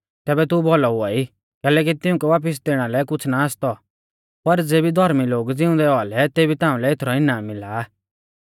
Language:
Mahasu Pahari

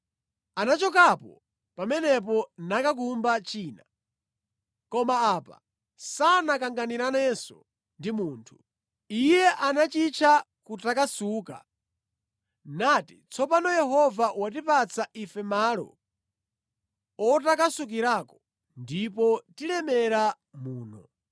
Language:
Nyanja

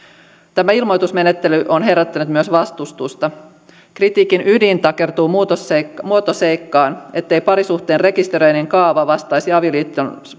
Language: Finnish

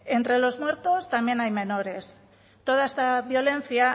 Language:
Spanish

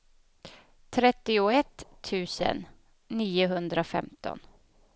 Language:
Swedish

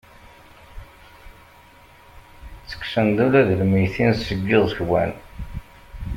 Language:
Kabyle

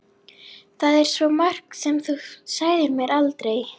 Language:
Icelandic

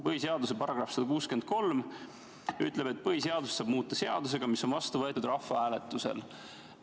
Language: Estonian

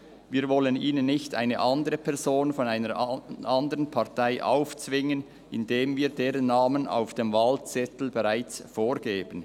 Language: Swiss German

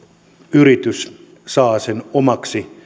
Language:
Finnish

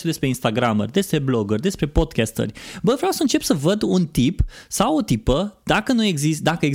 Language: Romanian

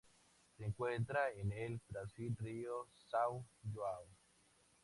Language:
Spanish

